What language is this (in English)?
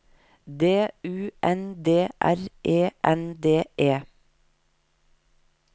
Norwegian